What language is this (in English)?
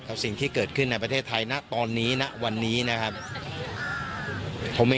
Thai